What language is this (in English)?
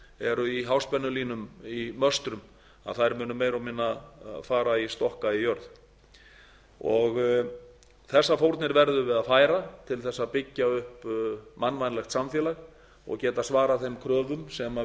Icelandic